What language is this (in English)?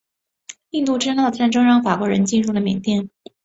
Chinese